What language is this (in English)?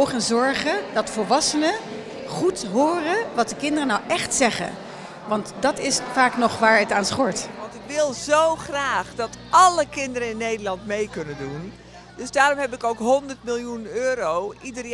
Dutch